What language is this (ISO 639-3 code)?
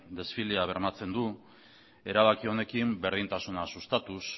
eus